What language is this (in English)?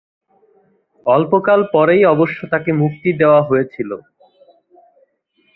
Bangla